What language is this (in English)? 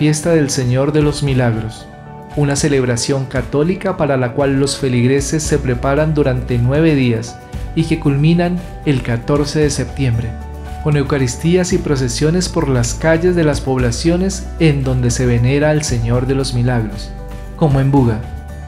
Spanish